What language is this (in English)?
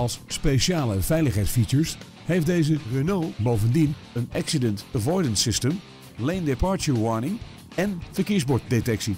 Dutch